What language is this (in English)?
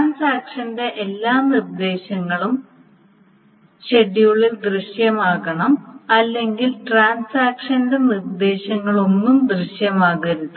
Malayalam